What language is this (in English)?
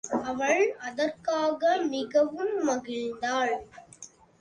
Tamil